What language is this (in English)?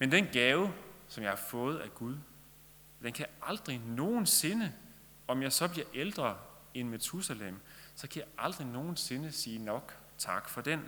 Danish